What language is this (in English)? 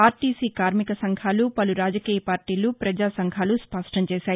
Telugu